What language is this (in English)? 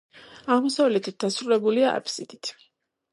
Georgian